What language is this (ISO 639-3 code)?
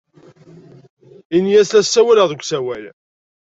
kab